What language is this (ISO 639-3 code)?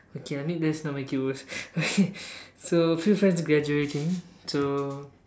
eng